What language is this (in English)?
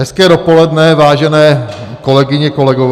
Czech